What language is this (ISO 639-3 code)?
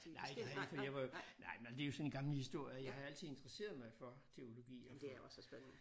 dan